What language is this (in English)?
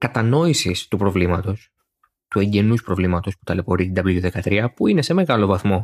Greek